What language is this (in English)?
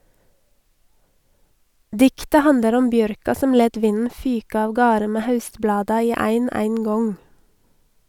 Norwegian